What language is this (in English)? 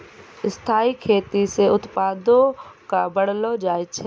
Maithili